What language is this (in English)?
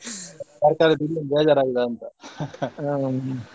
Kannada